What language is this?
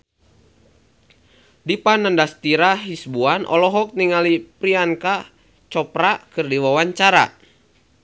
Sundanese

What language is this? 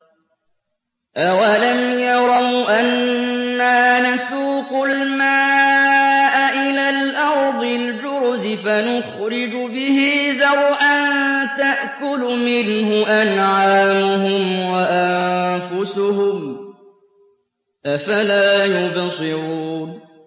Arabic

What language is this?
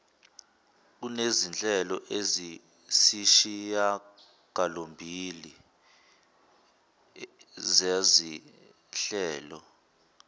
Zulu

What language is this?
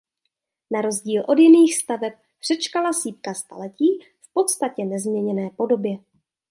Czech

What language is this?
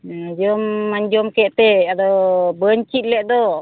Santali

